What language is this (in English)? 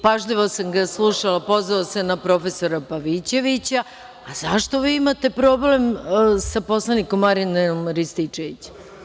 Serbian